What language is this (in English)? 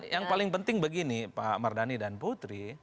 Indonesian